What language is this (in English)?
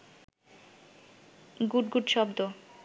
Bangla